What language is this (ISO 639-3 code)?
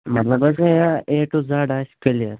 kas